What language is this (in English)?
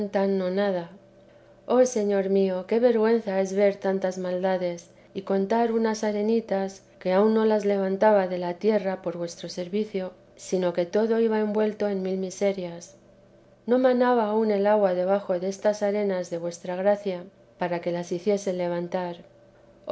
Spanish